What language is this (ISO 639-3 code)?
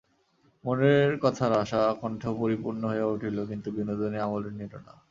ben